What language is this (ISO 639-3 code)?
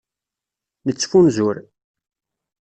kab